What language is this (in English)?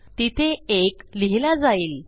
Marathi